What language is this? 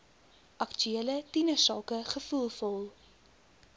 Afrikaans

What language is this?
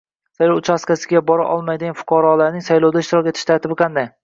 Uzbek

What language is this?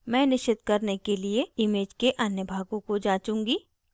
Hindi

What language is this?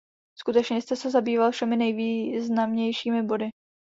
Czech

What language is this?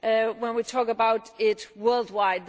English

